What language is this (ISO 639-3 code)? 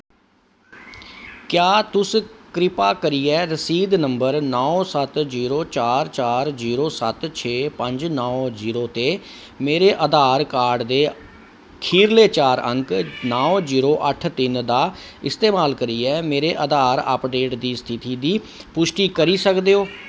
doi